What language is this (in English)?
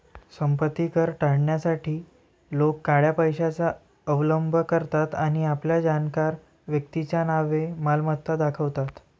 Marathi